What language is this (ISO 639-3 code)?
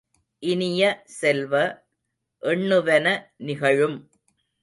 tam